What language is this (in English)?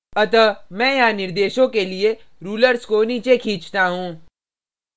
Hindi